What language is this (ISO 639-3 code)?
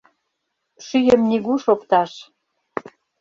chm